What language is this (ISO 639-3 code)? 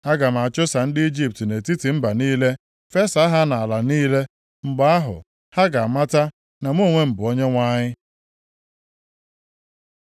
ibo